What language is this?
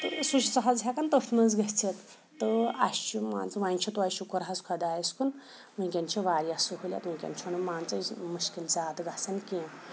Kashmiri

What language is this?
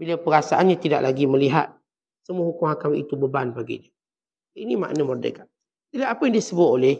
Malay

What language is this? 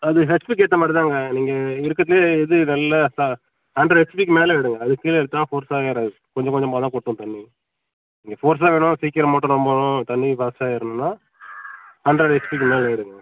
Tamil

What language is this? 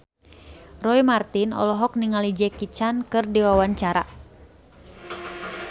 Sundanese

